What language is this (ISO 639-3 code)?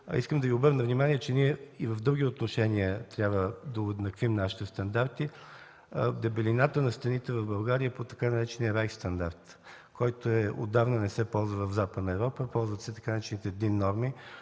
bul